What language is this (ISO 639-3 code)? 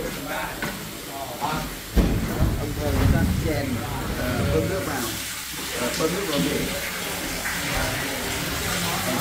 vie